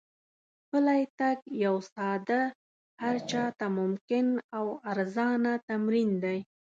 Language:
Pashto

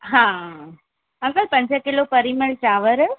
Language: Sindhi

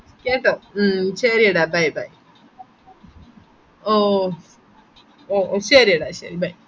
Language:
Malayalam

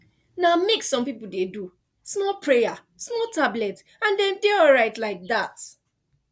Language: Nigerian Pidgin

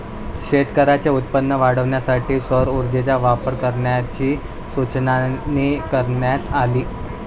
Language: Marathi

